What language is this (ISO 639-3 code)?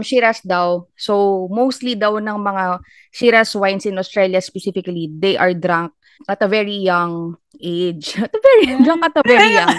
fil